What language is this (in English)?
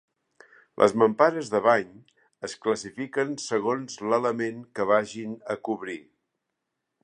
Catalan